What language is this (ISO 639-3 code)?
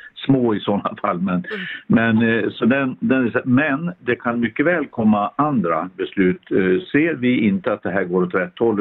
swe